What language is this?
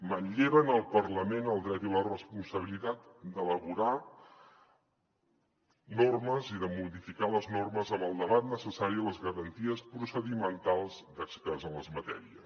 Catalan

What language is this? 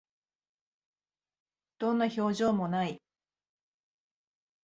Japanese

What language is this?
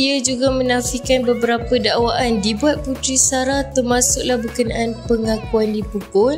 Malay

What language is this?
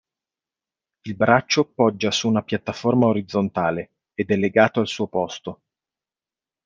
Italian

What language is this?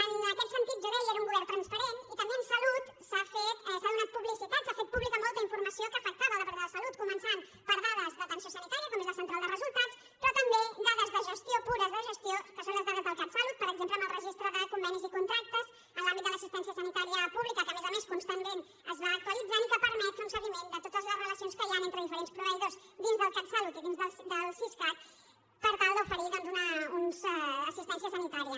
Catalan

